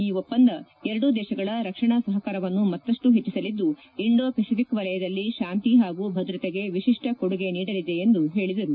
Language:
Kannada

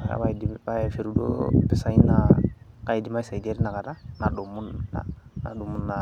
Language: Masai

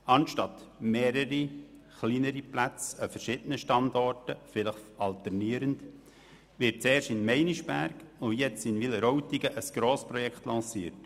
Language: Swiss German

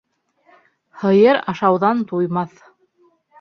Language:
Bashkir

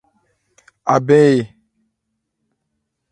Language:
Ebrié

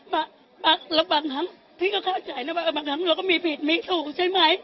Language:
Thai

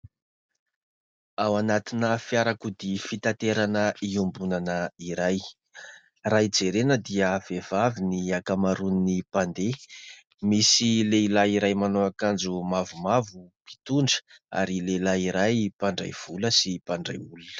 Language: Malagasy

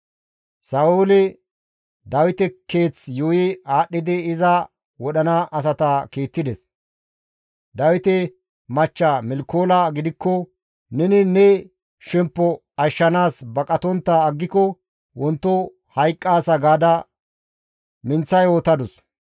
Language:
Gamo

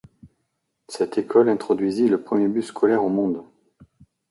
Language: French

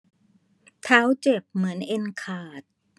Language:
Thai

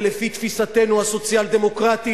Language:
Hebrew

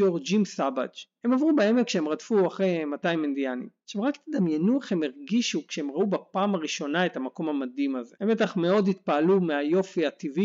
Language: Hebrew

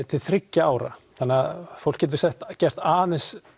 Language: Icelandic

